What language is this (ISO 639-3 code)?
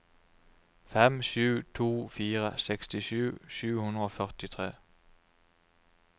nor